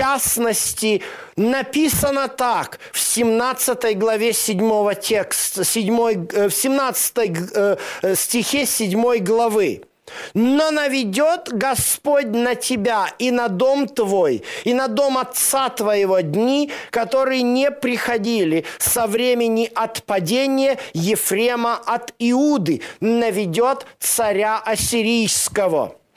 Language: Russian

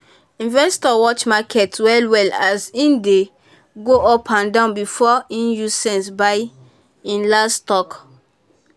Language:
Nigerian Pidgin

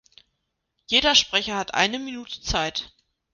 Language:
German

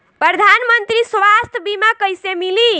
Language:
Bhojpuri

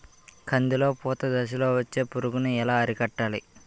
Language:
Telugu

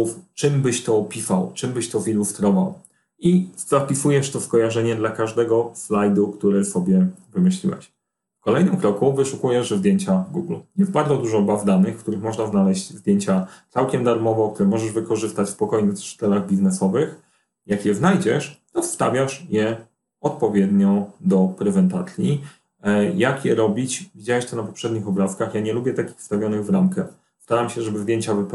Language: Polish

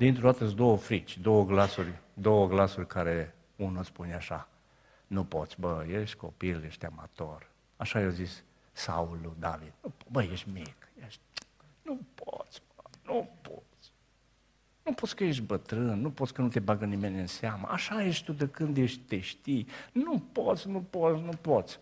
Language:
Romanian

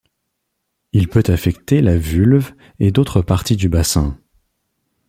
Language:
French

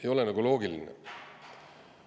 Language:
Estonian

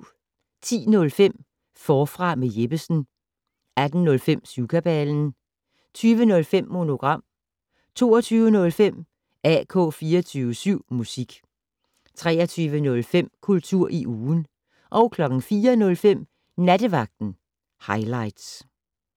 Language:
Danish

